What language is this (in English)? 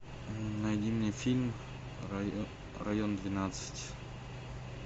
Russian